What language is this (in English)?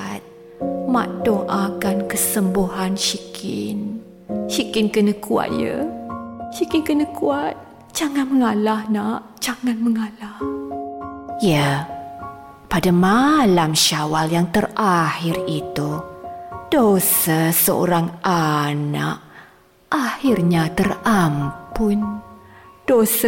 Malay